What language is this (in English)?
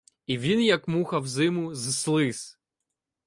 Ukrainian